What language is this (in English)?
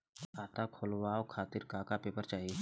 Bhojpuri